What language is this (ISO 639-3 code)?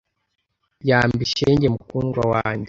kin